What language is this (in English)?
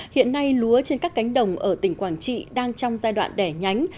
Vietnamese